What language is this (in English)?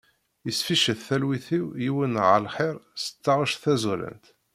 Kabyle